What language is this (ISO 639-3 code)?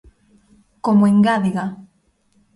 glg